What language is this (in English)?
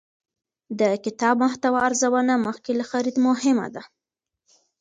Pashto